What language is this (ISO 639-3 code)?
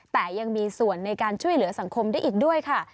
tha